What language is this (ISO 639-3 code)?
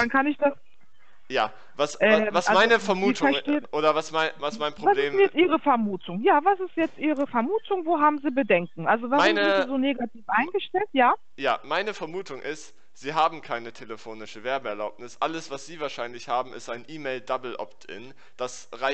deu